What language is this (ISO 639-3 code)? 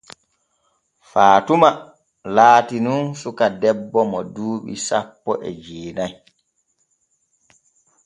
fue